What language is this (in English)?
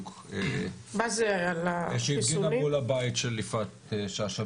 Hebrew